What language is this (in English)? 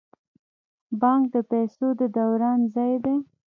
Pashto